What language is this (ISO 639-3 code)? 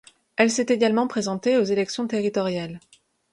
fra